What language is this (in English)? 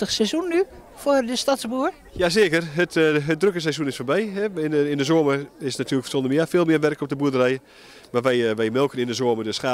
Dutch